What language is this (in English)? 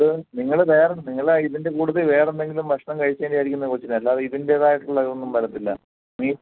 Malayalam